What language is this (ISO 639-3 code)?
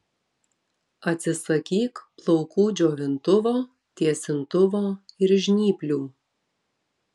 lit